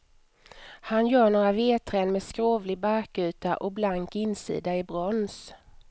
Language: Swedish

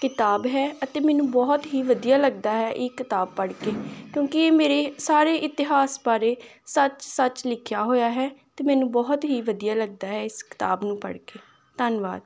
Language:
Punjabi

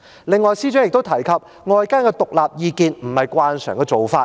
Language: Cantonese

